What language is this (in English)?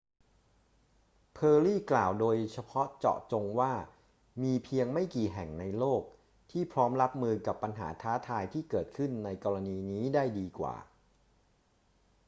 Thai